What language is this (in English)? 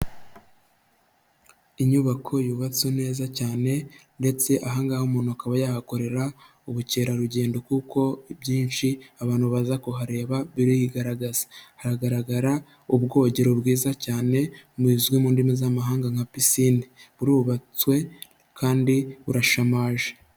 Kinyarwanda